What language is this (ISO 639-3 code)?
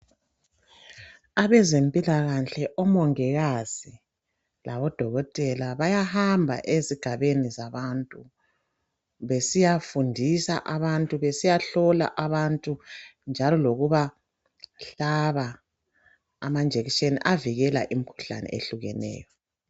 nde